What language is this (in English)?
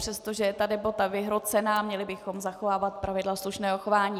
Czech